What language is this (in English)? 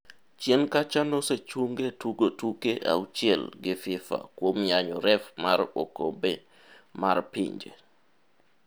Luo (Kenya and Tanzania)